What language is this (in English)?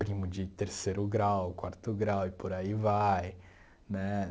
Portuguese